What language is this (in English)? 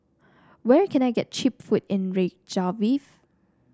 English